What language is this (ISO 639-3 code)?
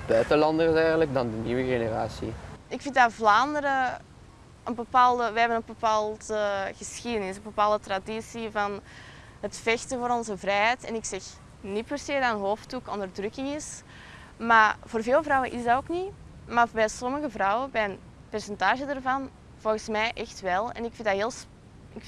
nld